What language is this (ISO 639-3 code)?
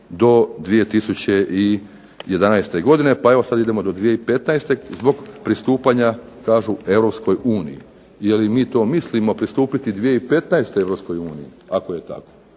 hrv